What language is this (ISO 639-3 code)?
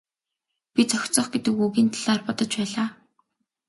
mon